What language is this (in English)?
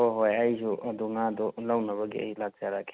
Manipuri